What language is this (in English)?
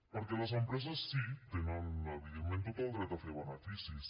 Catalan